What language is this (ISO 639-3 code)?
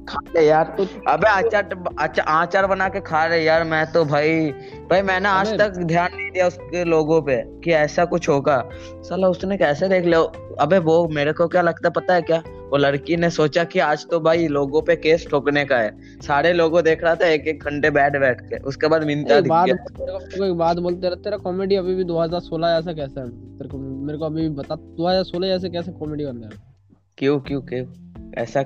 hin